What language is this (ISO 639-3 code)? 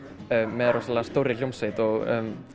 isl